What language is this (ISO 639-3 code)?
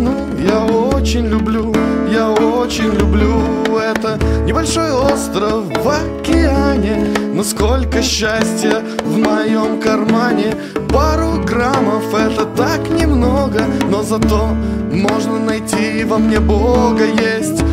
rus